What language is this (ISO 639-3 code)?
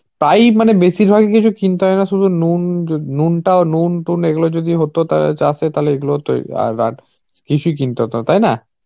ben